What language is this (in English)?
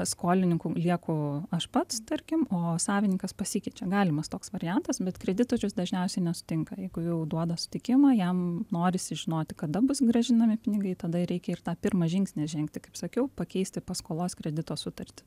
Lithuanian